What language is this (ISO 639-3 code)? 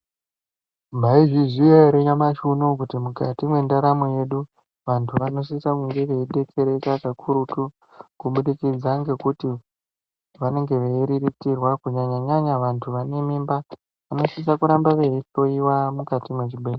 ndc